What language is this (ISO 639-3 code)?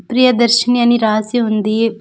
tel